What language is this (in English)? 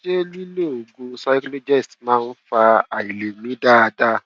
Yoruba